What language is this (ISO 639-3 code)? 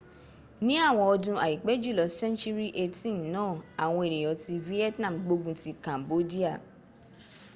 yor